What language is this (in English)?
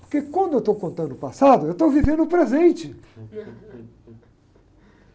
Portuguese